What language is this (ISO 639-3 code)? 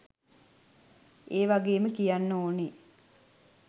sin